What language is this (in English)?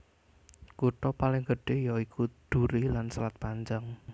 Javanese